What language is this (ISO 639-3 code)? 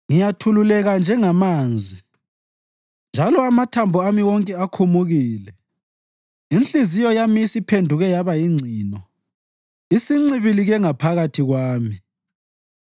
nde